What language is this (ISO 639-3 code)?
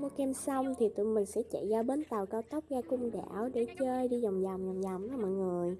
vie